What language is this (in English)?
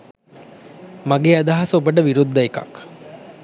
Sinhala